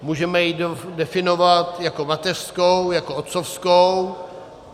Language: Czech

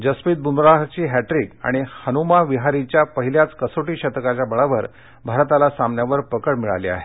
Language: Marathi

